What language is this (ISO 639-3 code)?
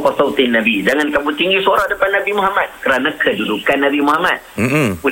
msa